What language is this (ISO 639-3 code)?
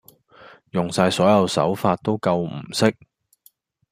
yue